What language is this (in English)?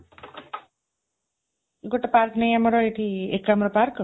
Odia